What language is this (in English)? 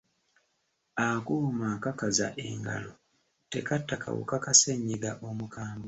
Ganda